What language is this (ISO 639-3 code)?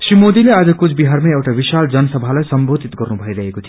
nep